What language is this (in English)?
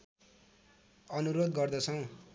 Nepali